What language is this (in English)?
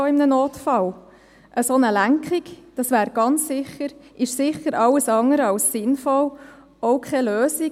Swiss German